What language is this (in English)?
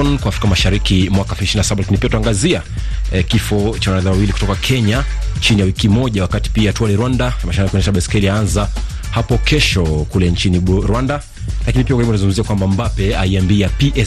Swahili